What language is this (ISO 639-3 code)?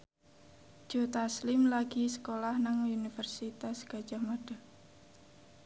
jav